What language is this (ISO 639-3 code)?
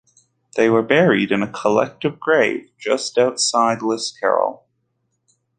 eng